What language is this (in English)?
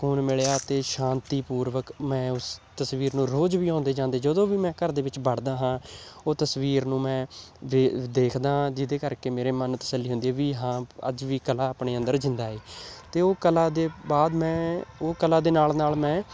Punjabi